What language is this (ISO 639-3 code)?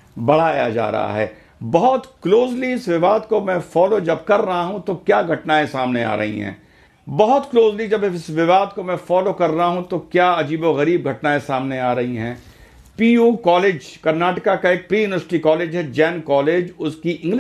hin